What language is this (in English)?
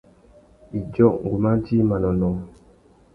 Tuki